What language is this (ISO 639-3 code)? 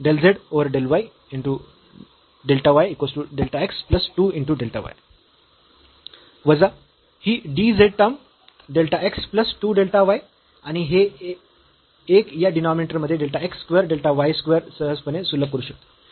mar